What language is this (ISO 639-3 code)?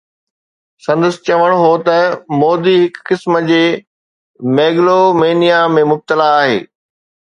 snd